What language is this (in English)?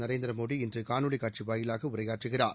Tamil